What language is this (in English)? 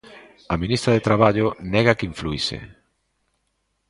Galician